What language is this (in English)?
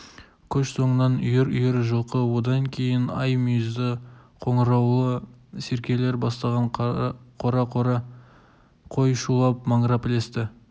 Kazakh